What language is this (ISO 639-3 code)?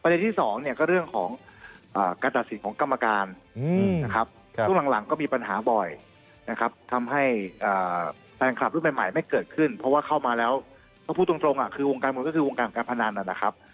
tha